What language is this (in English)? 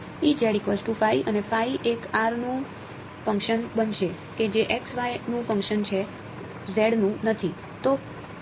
Gujarati